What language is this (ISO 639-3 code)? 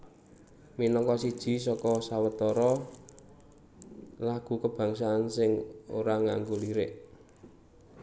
jav